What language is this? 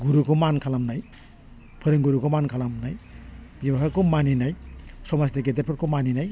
Bodo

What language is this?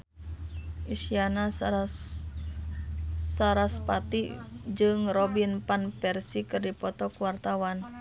Sundanese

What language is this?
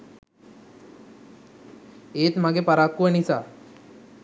Sinhala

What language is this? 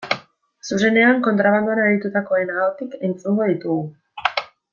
Basque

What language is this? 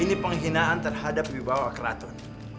Indonesian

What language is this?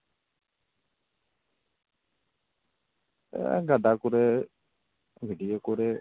Santali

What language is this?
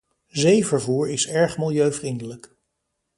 Dutch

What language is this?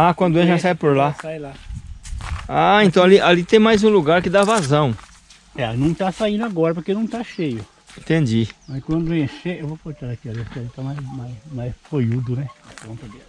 Portuguese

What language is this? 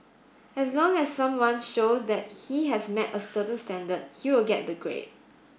English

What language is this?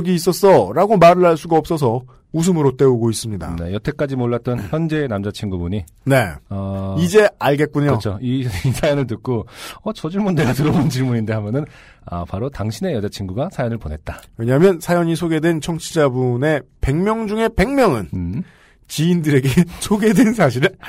Korean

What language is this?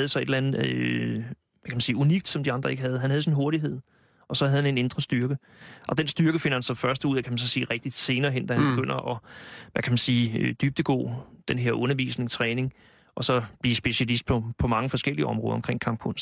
Danish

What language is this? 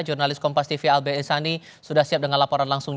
Indonesian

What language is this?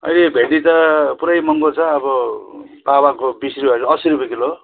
Nepali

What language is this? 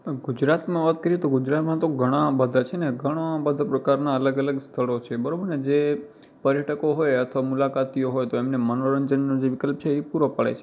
Gujarati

